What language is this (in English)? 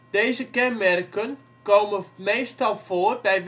Dutch